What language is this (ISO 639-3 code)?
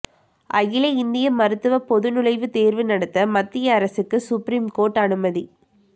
tam